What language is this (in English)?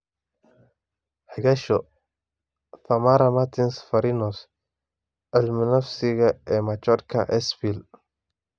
Somali